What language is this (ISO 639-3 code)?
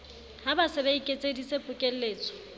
sot